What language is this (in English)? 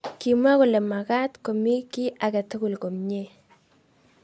Kalenjin